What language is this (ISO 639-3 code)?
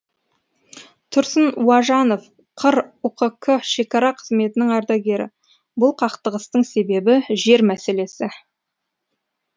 kaz